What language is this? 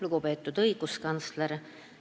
Estonian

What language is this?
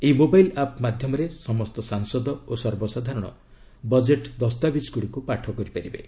Odia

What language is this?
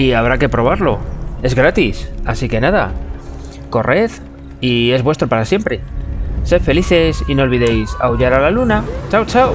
Spanish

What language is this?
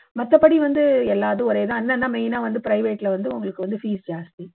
Tamil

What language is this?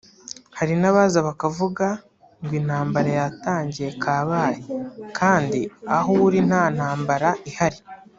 Kinyarwanda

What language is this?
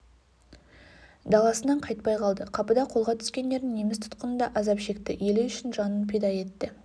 Kazakh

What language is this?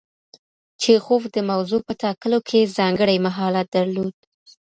Pashto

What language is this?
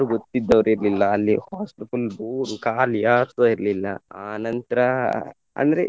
Kannada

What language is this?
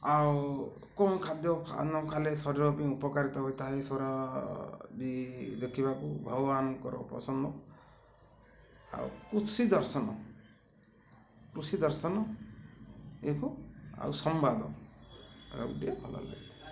Odia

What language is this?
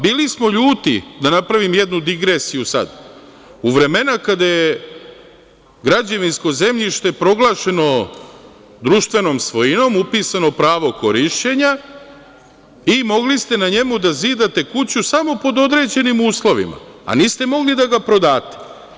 Serbian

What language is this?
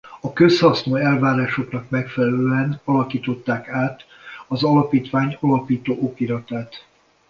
Hungarian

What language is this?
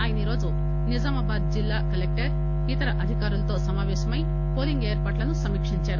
Telugu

